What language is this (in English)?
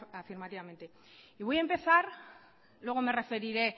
Spanish